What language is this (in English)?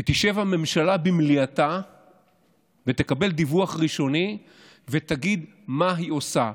Hebrew